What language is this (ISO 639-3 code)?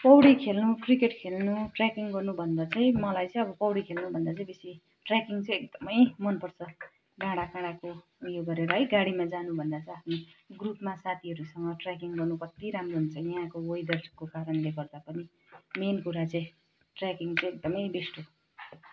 nep